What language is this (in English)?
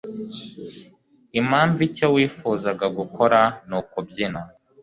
Kinyarwanda